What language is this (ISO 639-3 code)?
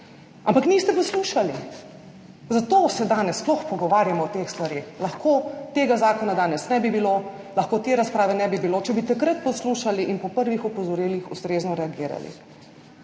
slv